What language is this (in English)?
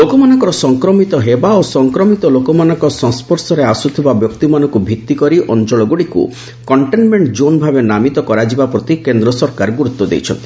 Odia